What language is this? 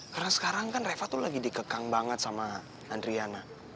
Indonesian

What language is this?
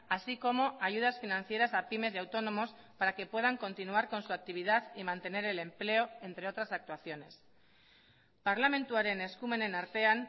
Spanish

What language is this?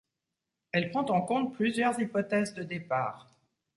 French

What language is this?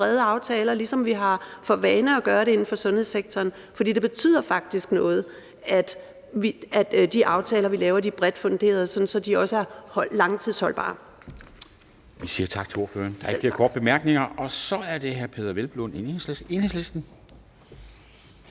Danish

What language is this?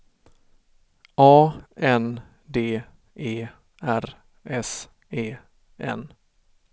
Swedish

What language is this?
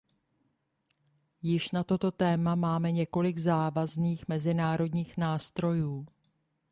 Czech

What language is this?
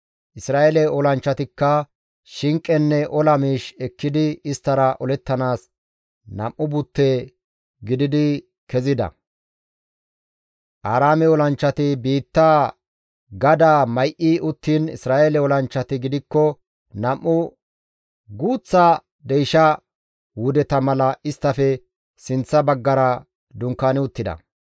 Gamo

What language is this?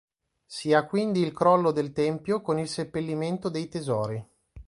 Italian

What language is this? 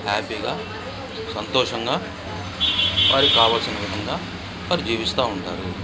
Telugu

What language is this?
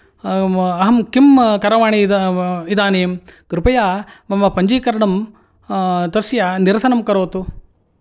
Sanskrit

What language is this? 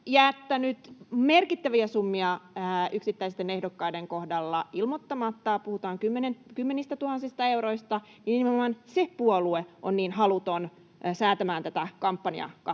Finnish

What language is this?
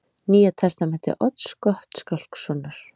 Icelandic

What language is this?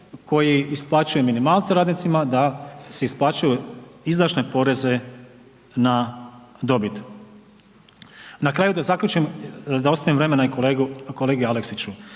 Croatian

